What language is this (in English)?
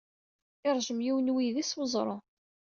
Kabyle